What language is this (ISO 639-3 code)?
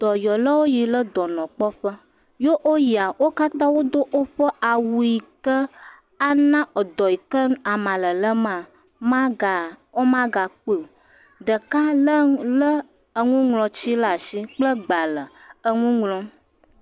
ewe